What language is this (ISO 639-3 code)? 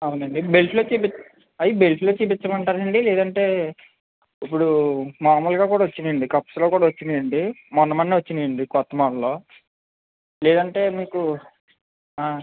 tel